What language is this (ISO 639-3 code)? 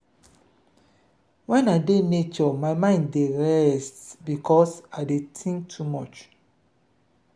pcm